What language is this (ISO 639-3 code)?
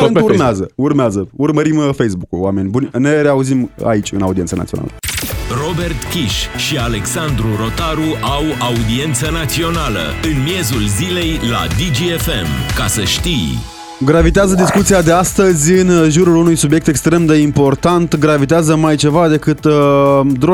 ron